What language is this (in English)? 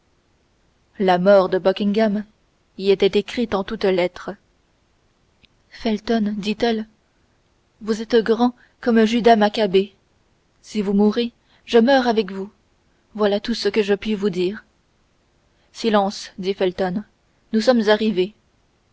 French